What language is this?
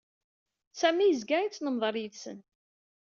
Kabyle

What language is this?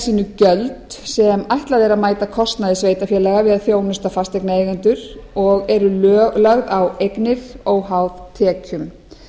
Icelandic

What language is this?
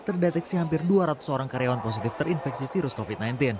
Indonesian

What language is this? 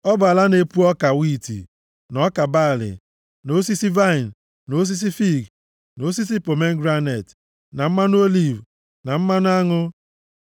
Igbo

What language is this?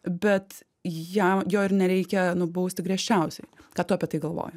Lithuanian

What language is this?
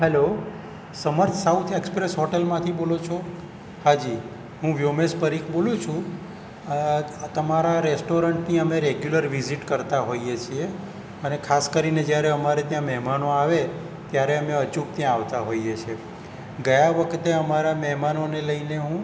Gujarati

